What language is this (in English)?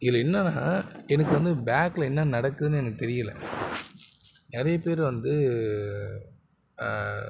Tamil